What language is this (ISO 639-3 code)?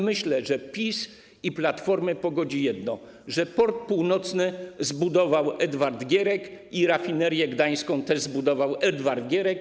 pol